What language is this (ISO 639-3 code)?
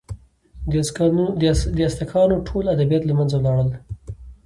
pus